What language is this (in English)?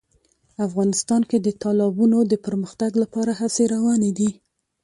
Pashto